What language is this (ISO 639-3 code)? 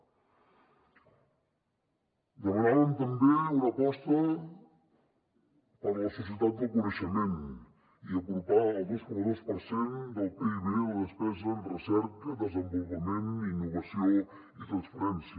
cat